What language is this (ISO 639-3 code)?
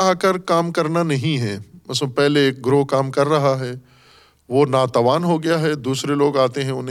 urd